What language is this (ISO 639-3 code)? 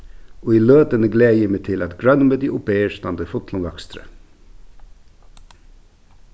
fao